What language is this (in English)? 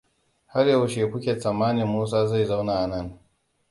Hausa